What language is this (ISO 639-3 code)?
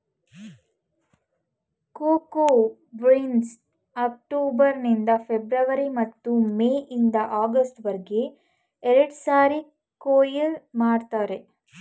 kan